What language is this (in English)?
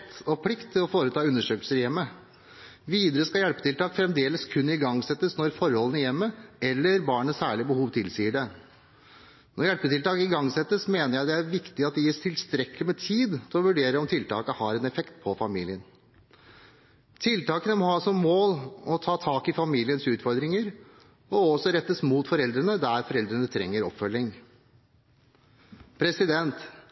Norwegian Bokmål